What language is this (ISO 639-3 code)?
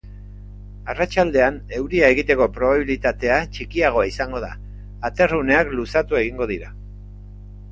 eus